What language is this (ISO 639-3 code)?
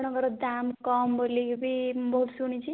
ori